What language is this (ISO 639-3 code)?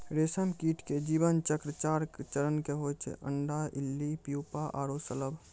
mai